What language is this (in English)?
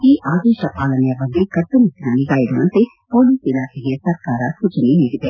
Kannada